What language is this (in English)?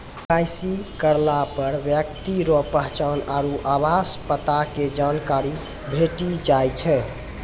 Maithili